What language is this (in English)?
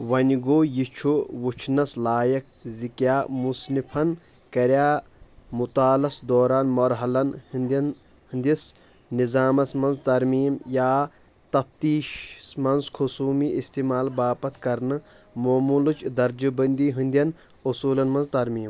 Kashmiri